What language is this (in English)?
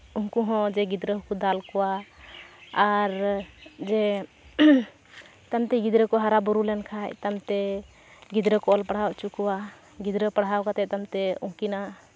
Santali